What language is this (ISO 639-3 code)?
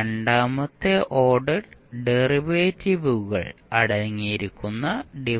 mal